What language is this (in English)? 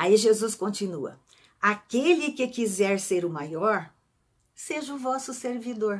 Portuguese